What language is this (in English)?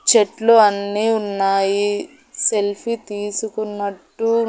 Telugu